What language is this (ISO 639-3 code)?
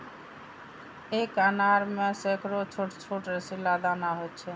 mai